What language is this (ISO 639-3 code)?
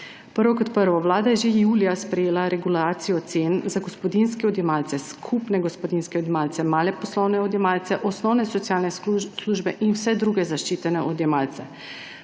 slv